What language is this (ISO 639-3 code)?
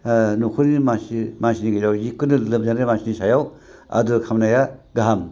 brx